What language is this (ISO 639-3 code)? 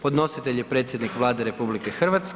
hrv